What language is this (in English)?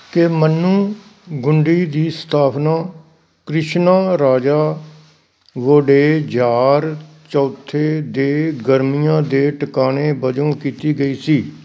Punjabi